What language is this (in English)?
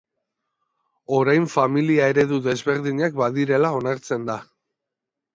Basque